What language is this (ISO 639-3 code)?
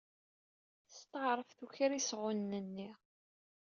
kab